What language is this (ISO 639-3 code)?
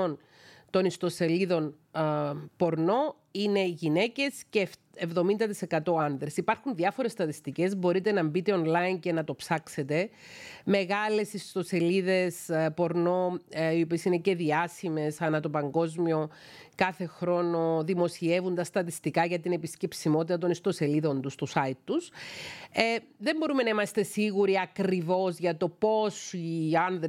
ell